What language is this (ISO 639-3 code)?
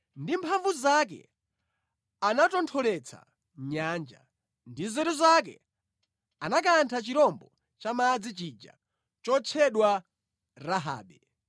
nya